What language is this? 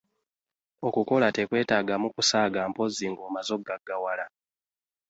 Ganda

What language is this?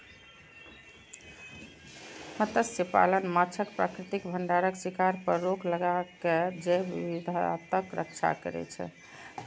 Maithili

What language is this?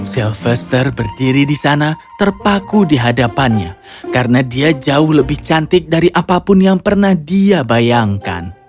Indonesian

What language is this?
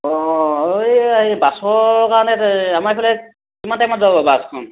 Assamese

